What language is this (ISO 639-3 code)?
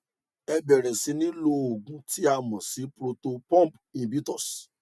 yor